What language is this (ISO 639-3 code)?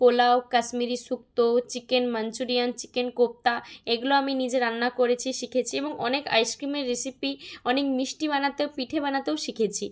ben